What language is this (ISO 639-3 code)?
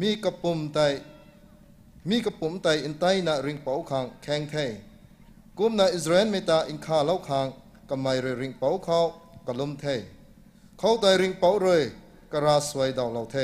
tha